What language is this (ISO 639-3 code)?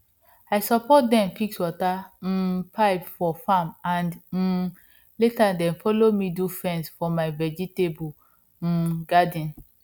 pcm